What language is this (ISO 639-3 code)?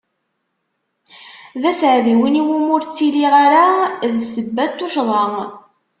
kab